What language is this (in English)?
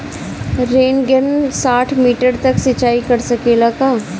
Bhojpuri